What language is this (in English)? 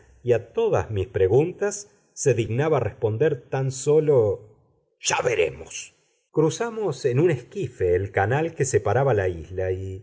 Spanish